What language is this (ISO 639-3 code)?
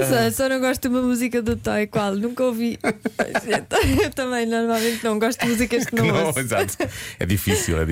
por